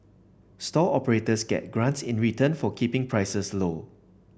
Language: English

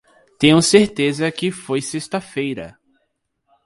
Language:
Portuguese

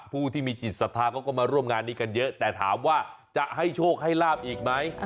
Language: Thai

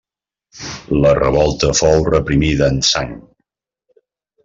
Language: Catalan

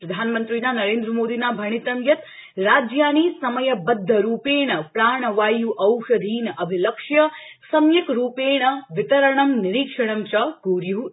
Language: Sanskrit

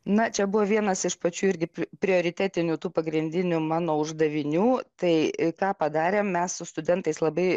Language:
Lithuanian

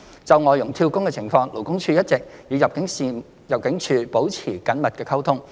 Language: Cantonese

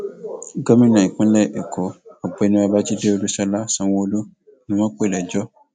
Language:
Yoruba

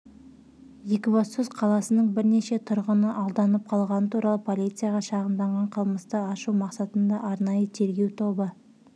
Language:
Kazakh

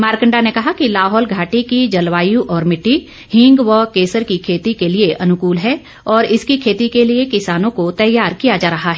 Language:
Hindi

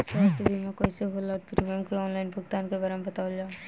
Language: Bhojpuri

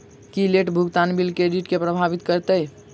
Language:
Maithili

